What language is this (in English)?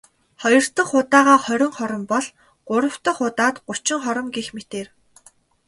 Mongolian